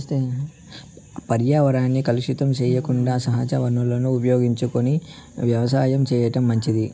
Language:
Telugu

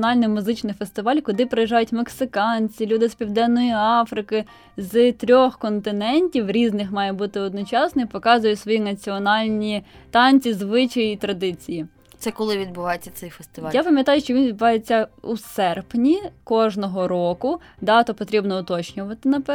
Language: Ukrainian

